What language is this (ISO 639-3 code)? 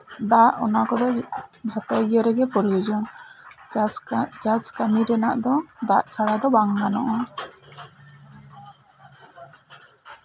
sat